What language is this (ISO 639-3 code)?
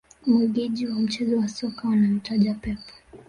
swa